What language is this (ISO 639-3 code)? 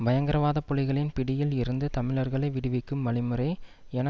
tam